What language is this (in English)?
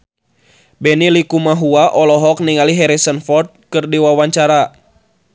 Sundanese